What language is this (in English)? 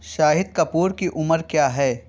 Urdu